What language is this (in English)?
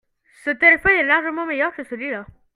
French